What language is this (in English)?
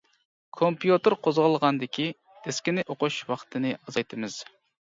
Uyghur